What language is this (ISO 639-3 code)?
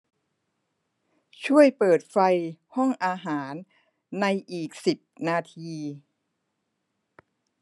tha